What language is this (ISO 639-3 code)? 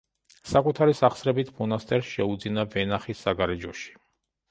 kat